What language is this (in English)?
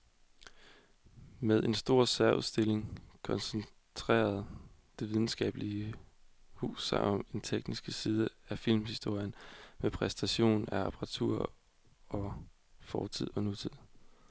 Danish